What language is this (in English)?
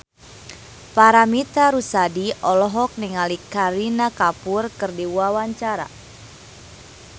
Sundanese